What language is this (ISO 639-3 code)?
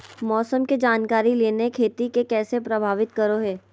mag